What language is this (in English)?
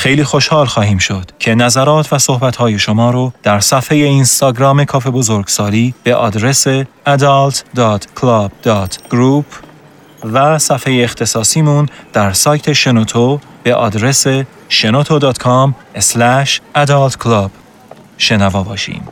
Persian